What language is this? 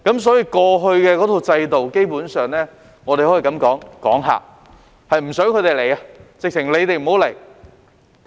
Cantonese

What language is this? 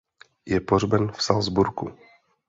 Czech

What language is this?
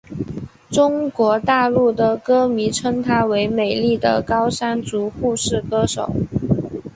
Chinese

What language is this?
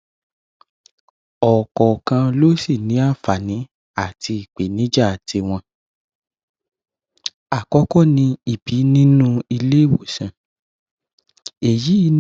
Yoruba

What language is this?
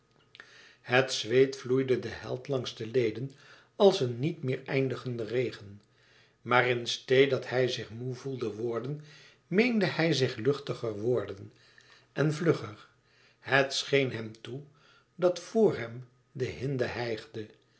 Dutch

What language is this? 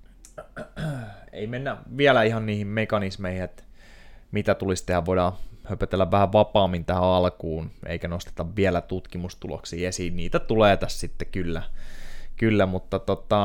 Finnish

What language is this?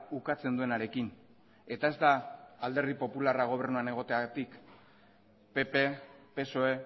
Basque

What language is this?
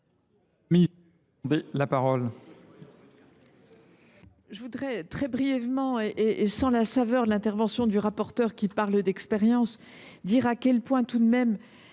French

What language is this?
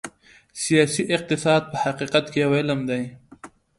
Pashto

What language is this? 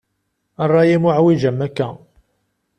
Kabyle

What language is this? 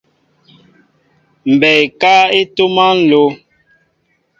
Mbo (Cameroon)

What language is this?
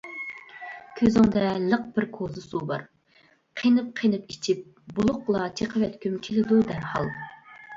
Uyghur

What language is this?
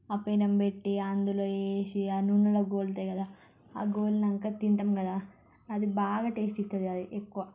Telugu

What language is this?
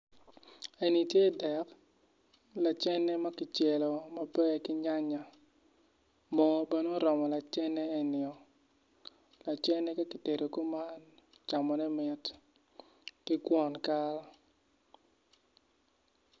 Acoli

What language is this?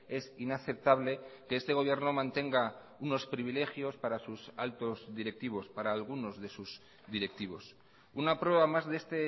Spanish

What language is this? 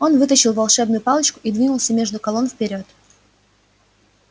Russian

